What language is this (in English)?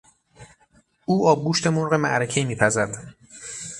Persian